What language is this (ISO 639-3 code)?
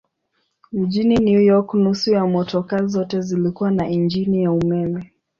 swa